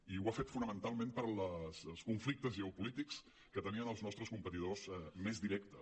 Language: Catalan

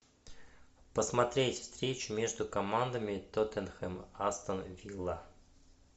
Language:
Russian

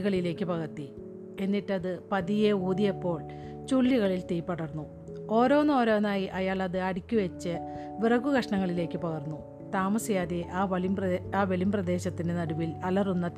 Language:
Malayalam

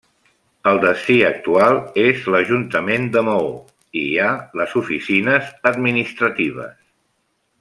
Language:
Catalan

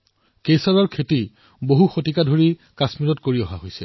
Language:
Assamese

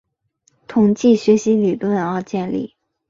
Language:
Chinese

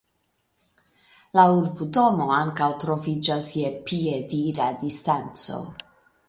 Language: Esperanto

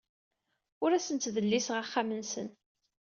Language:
Kabyle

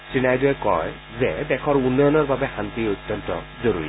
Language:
Assamese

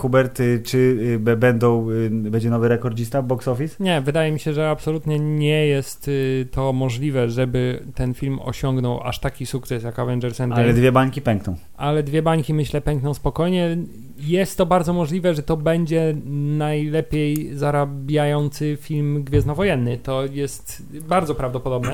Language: Polish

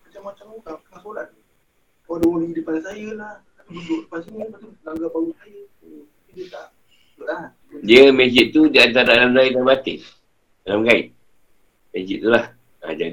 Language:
Malay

